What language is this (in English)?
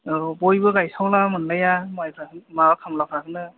Bodo